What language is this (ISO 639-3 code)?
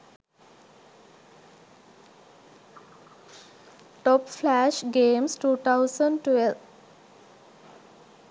sin